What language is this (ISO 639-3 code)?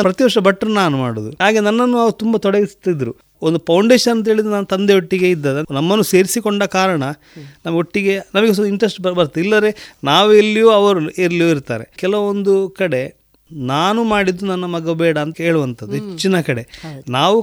kan